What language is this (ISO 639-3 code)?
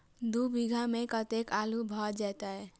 mai